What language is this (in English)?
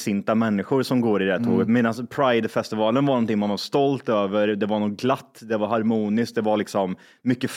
Swedish